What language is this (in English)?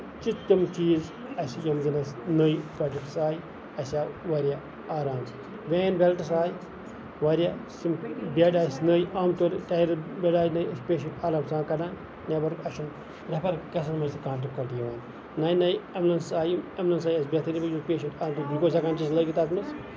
Kashmiri